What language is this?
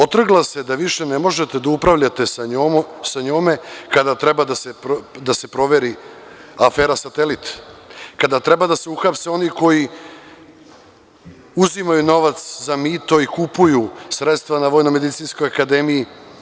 Serbian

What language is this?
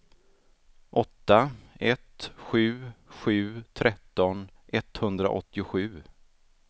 Swedish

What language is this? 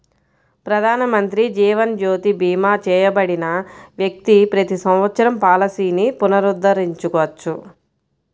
Telugu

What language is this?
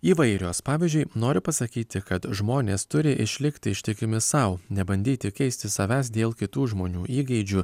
Lithuanian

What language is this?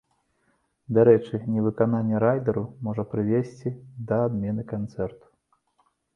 Belarusian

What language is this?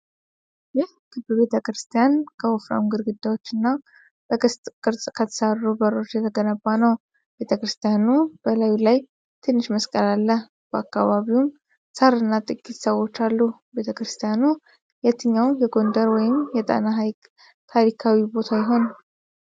Amharic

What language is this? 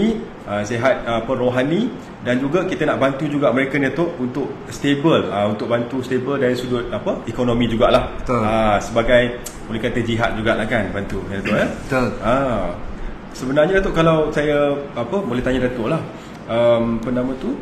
Malay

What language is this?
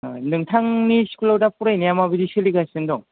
Bodo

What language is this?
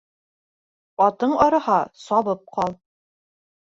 Bashkir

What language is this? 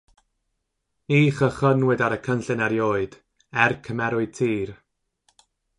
Welsh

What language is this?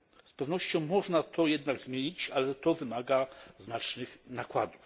Polish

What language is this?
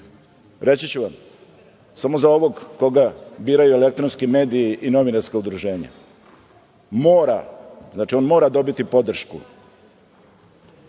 Serbian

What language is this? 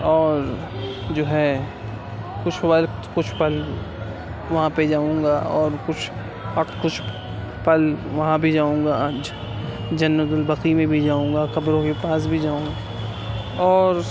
Urdu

